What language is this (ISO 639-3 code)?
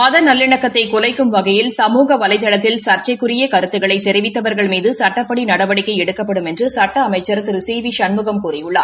tam